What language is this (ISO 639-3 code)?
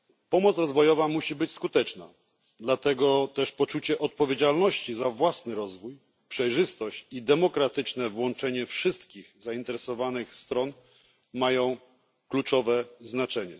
pol